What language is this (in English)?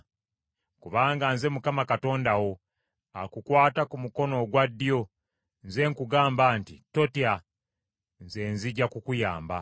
Ganda